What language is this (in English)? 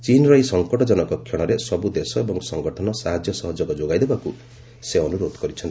Odia